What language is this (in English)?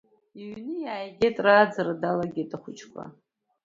Abkhazian